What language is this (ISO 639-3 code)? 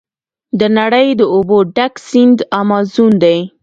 pus